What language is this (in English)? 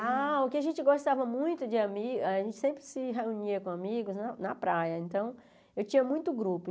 Portuguese